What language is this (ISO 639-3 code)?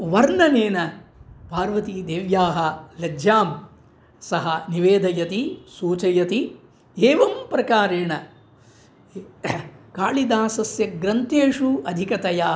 san